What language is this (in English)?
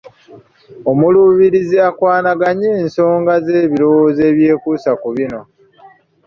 Ganda